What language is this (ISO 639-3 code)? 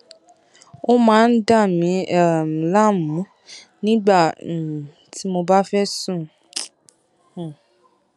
yor